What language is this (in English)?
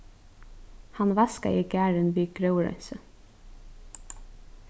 Faroese